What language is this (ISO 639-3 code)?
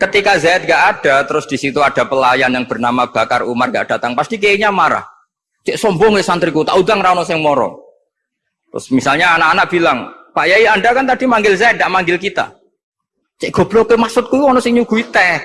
ind